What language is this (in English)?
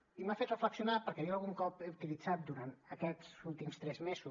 Catalan